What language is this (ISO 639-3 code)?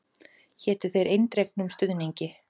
isl